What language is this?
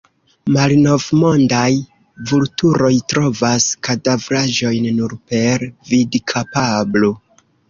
Esperanto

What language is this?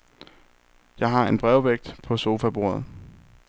Danish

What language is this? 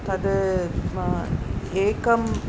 Sanskrit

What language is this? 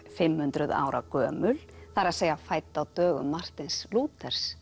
Icelandic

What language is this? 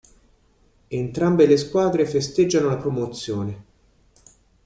Italian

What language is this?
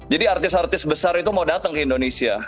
Indonesian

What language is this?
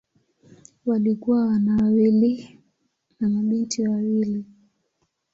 Swahili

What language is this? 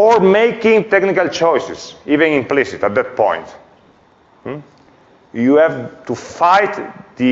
English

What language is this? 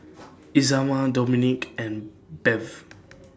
English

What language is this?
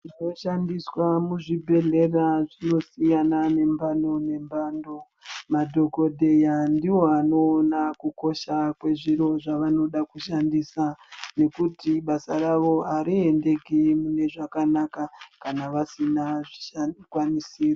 Ndau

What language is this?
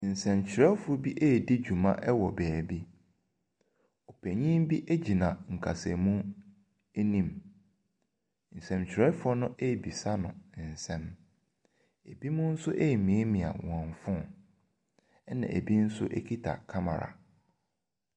Akan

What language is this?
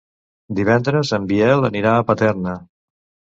Catalan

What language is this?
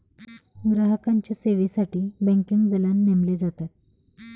Marathi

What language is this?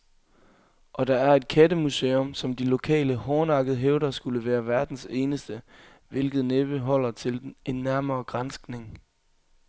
Danish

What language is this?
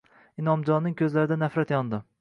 Uzbek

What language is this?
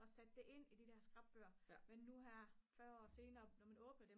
Danish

